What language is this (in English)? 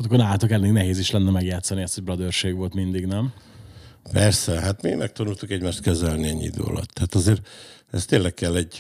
Hungarian